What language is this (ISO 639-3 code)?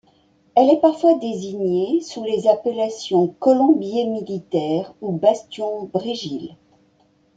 fra